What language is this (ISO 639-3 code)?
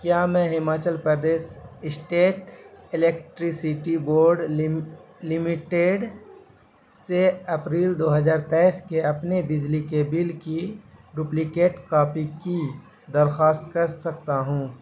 urd